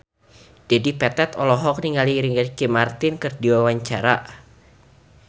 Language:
Sundanese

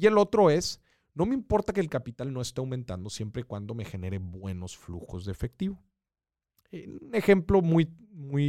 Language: Spanish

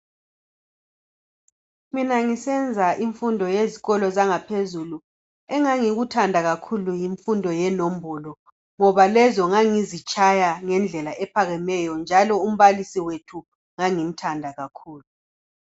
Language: North Ndebele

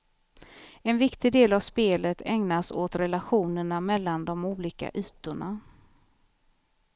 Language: Swedish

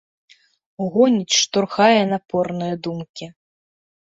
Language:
Belarusian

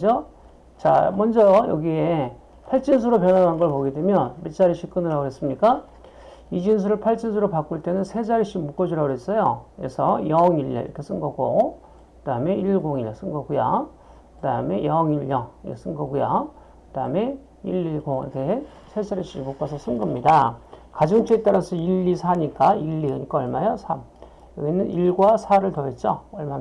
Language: Korean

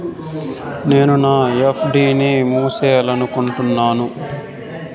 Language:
Telugu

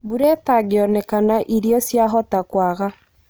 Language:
Kikuyu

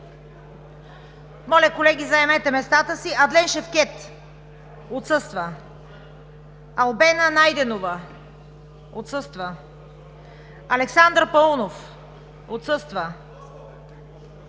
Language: Bulgarian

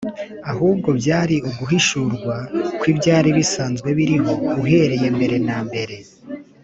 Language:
Kinyarwanda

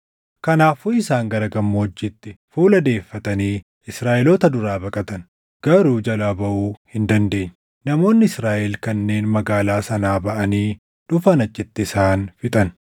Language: Oromo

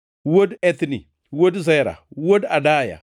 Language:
Luo (Kenya and Tanzania)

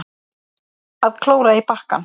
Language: Icelandic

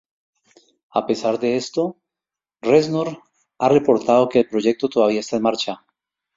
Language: Spanish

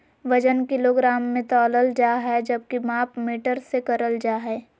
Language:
Magahi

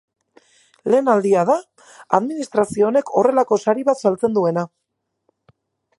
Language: Basque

